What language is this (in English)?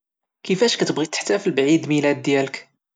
Moroccan Arabic